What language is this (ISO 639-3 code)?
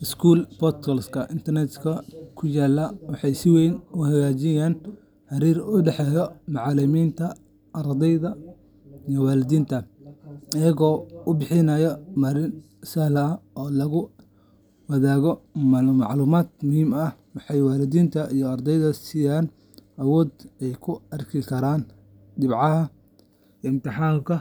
som